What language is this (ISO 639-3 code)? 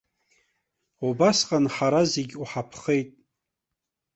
abk